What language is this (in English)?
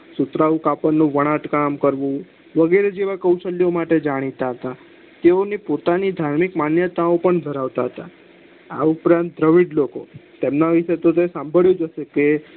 Gujarati